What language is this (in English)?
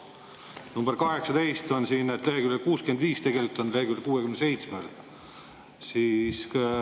Estonian